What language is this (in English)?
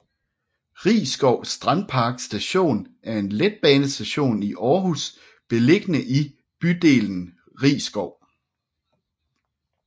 Danish